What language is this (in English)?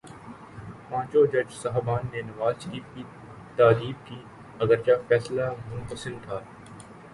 Urdu